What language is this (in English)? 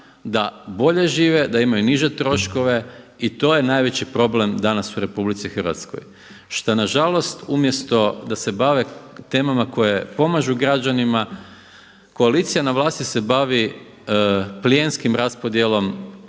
Croatian